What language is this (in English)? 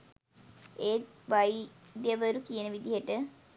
Sinhala